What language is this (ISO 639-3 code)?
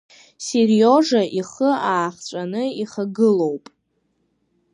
abk